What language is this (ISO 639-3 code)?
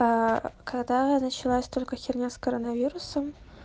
rus